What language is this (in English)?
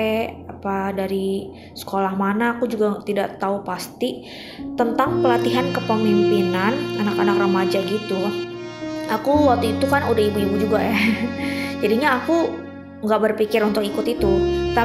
Indonesian